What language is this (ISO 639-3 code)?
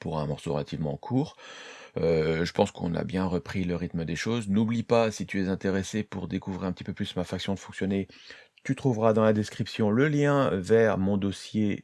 fra